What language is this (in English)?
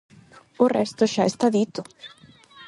Galician